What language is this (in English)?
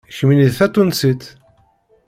Kabyle